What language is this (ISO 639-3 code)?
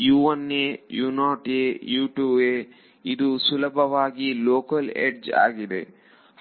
kan